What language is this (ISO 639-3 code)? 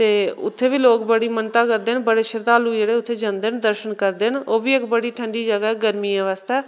doi